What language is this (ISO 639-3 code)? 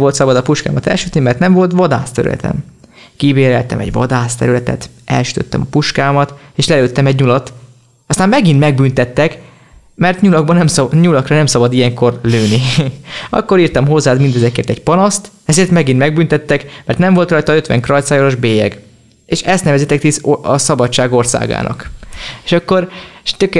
hun